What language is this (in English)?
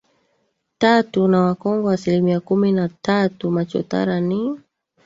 Swahili